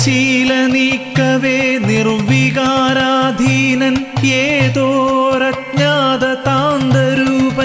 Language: Malayalam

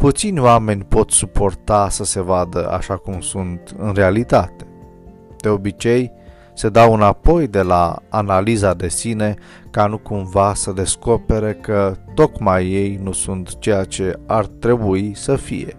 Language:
Romanian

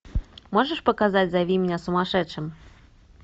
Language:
Russian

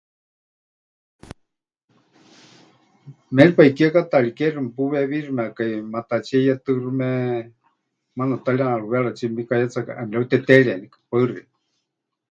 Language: Huichol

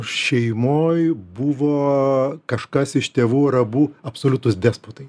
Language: Lithuanian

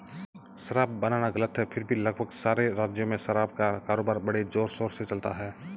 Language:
Hindi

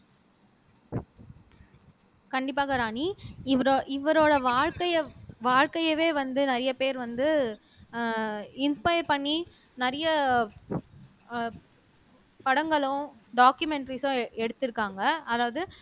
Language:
Tamil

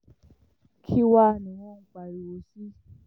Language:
Yoruba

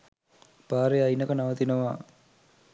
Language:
Sinhala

